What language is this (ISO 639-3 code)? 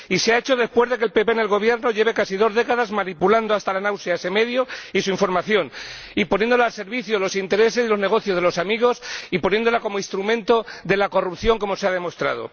spa